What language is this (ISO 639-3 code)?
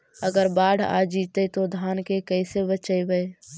mag